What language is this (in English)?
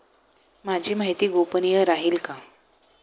Marathi